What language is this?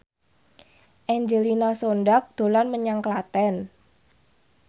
Javanese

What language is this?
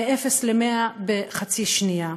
Hebrew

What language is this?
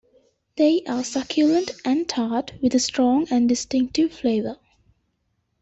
English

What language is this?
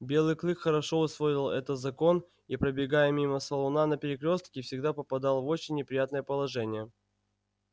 Russian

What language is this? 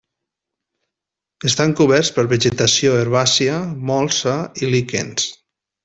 Catalan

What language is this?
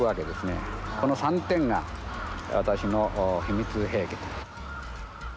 Japanese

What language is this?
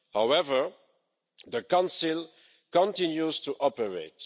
English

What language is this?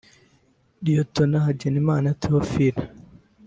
Kinyarwanda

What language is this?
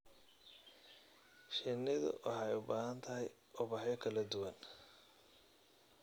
Somali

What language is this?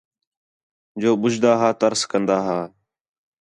Khetrani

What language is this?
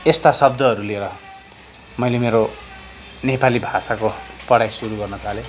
Nepali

